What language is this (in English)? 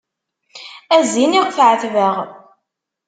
Kabyle